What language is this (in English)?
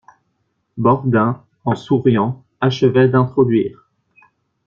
French